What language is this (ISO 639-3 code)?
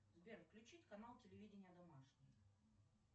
rus